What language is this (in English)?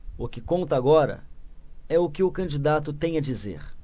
Portuguese